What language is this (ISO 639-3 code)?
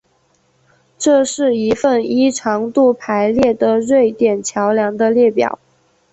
zho